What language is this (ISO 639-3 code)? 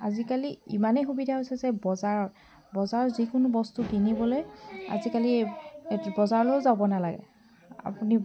asm